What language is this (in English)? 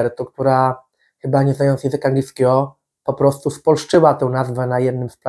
Polish